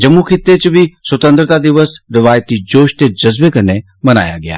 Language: Dogri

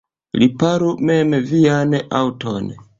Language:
Esperanto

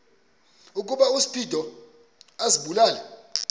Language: Xhosa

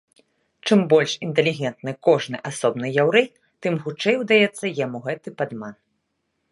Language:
Belarusian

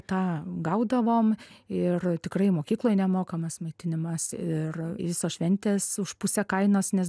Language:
Lithuanian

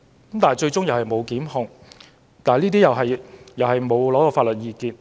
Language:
Cantonese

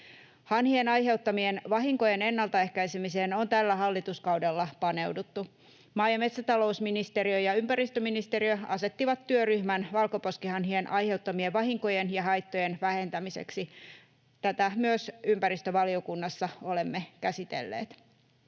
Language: Finnish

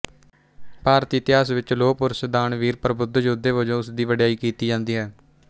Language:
Punjabi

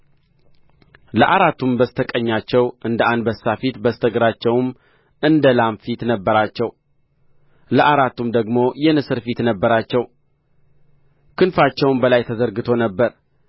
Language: Amharic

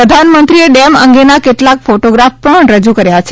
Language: Gujarati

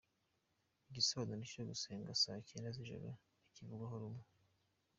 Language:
Kinyarwanda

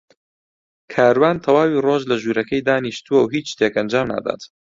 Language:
Central Kurdish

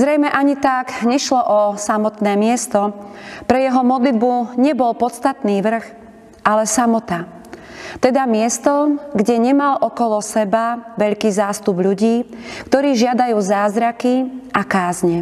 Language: Slovak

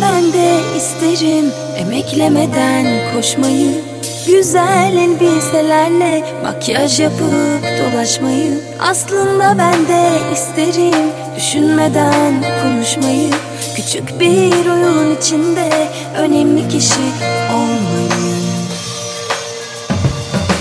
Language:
Turkish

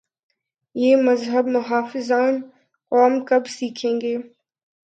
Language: Urdu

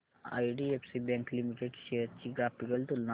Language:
Marathi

